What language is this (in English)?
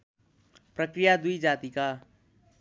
Nepali